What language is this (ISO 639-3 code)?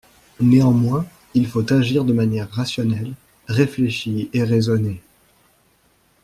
fra